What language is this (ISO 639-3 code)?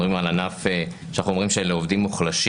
heb